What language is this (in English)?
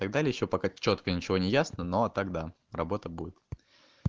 Russian